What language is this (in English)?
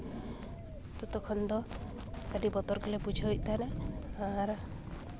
Santali